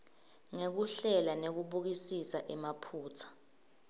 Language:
Swati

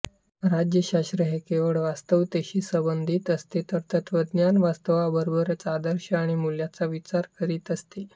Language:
Marathi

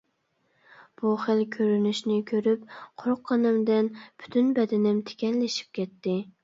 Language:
Uyghur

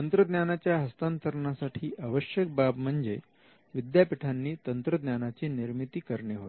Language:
Marathi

